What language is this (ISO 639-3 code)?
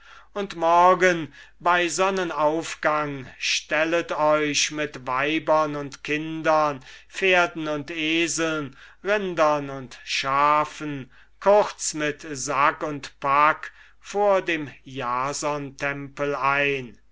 deu